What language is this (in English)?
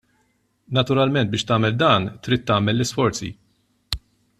Maltese